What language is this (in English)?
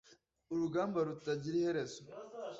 Kinyarwanda